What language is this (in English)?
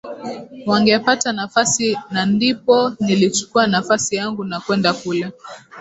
Swahili